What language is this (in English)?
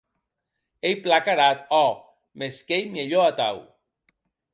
Occitan